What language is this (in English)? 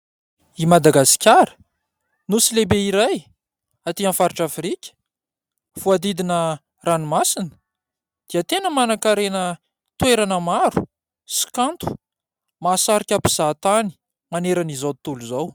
Malagasy